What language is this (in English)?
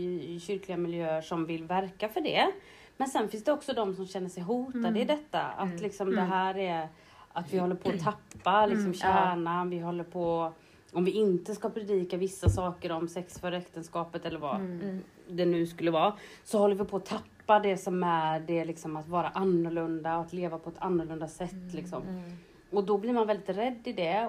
Swedish